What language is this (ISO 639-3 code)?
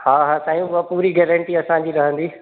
snd